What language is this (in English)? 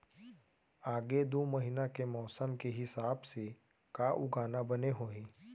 Chhattisgarhi